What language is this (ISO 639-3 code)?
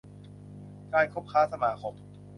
tha